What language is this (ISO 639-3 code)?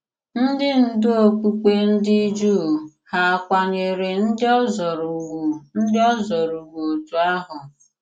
ibo